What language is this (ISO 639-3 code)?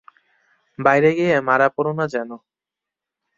ben